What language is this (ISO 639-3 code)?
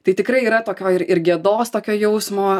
lit